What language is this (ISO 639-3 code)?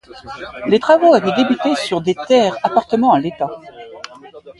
fra